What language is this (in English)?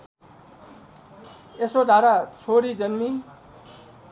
Nepali